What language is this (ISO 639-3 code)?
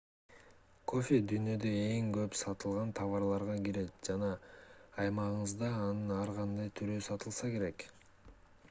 kir